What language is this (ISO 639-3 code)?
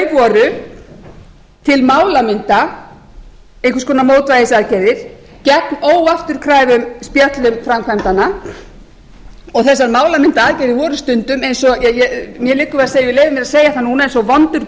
isl